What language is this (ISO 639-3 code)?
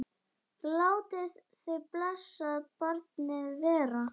isl